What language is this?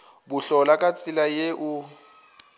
Northern Sotho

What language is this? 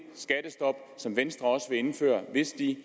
Danish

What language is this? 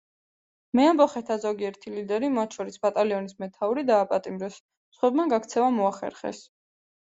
Georgian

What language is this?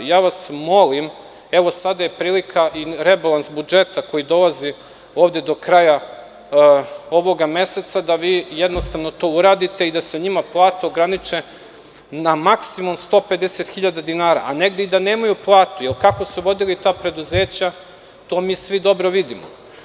Serbian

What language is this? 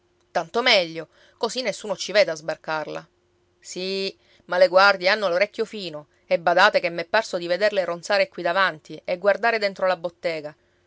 Italian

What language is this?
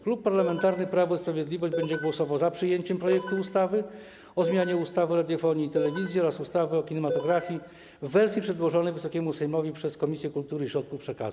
Polish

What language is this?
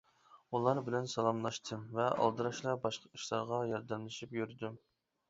Uyghur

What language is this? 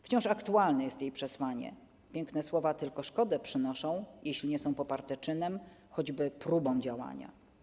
Polish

